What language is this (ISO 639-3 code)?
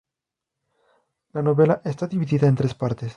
spa